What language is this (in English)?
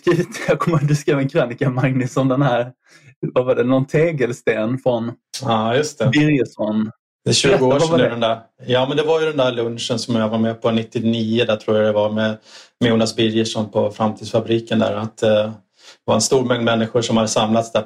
Swedish